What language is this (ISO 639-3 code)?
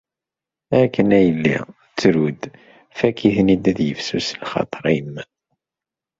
kab